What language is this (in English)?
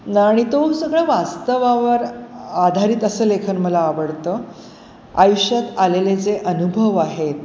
Marathi